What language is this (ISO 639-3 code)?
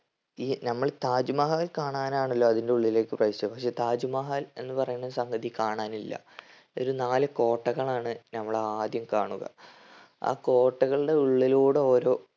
mal